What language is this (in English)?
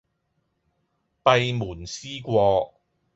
Cantonese